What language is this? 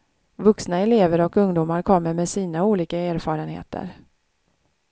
Swedish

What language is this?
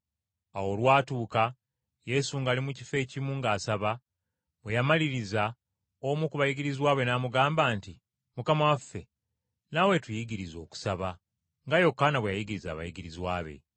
Ganda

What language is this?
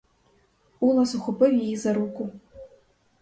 Ukrainian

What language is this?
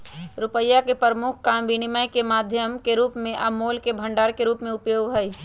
Magahi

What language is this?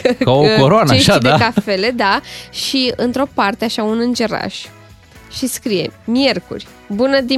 Romanian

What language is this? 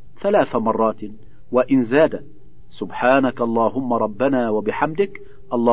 Arabic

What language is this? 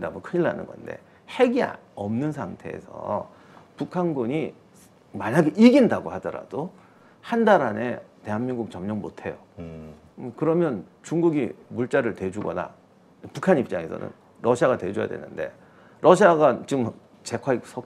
Korean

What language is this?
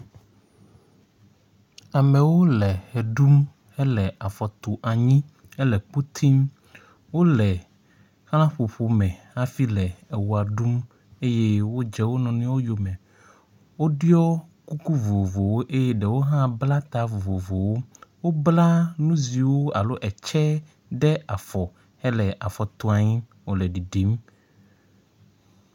Ewe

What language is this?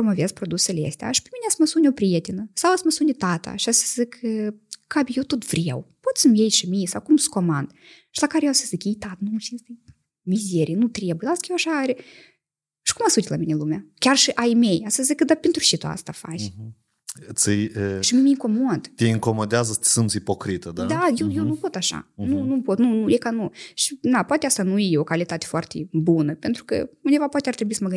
Romanian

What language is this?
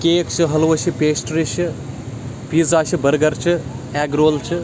Kashmiri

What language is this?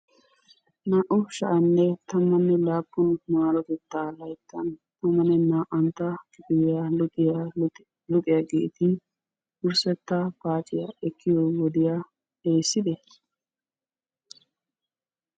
Wolaytta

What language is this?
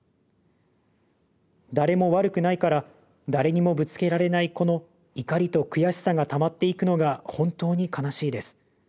Japanese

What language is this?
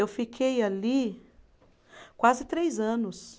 Portuguese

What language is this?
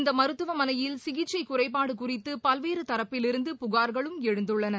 Tamil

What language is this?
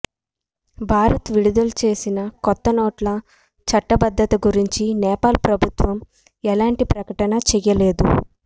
Telugu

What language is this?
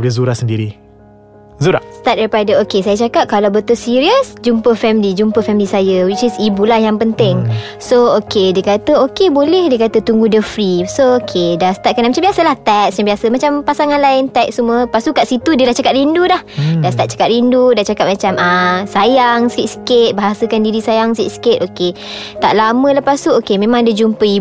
Malay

